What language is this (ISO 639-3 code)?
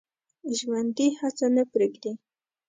pus